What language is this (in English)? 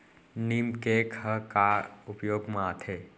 Chhattisgarhi